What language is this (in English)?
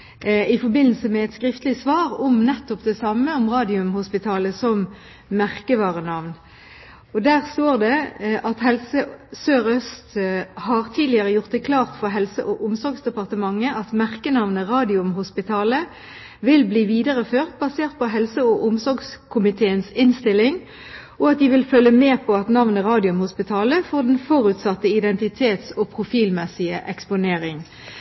Norwegian Bokmål